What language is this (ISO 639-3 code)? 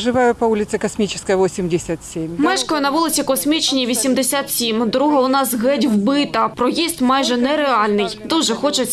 ukr